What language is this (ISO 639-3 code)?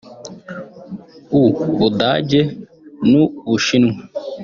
kin